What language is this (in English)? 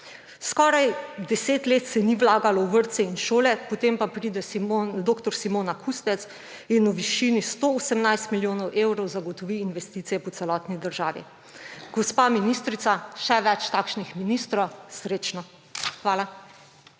Slovenian